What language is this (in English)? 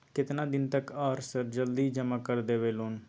Maithili